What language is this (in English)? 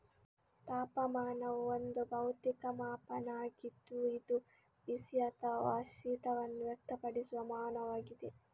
Kannada